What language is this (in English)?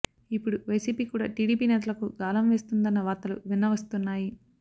Telugu